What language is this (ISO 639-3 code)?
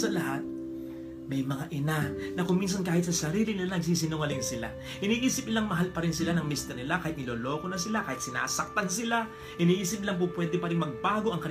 fil